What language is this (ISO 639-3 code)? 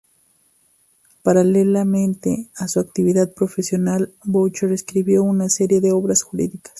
spa